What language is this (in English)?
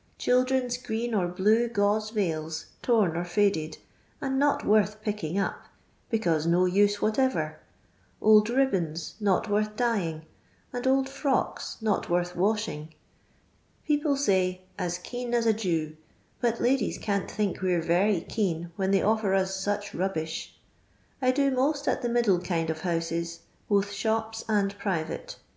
English